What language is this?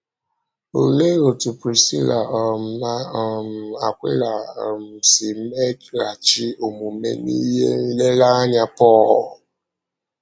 Igbo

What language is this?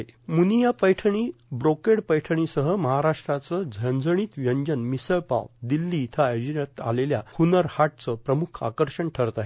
Marathi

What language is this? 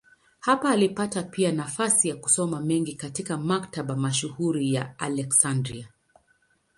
Swahili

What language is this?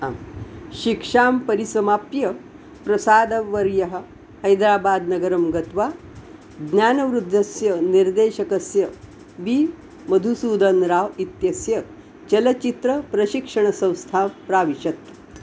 Sanskrit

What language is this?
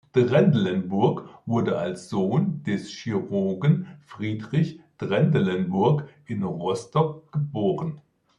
German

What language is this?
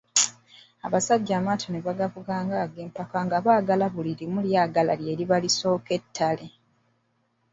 Ganda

